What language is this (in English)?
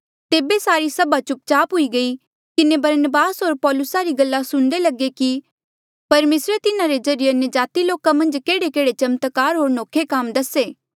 Mandeali